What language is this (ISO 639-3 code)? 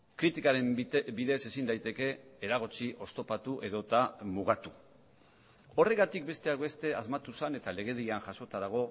eus